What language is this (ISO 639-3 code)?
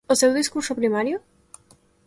glg